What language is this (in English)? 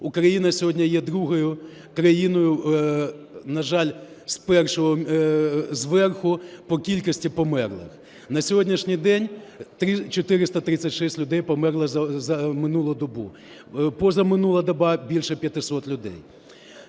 Ukrainian